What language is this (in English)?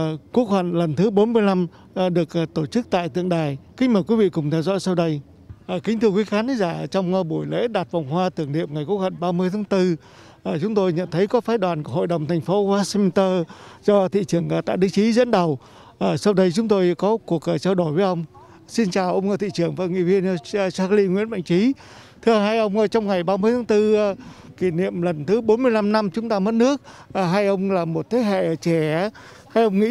Vietnamese